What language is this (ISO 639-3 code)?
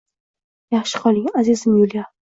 uzb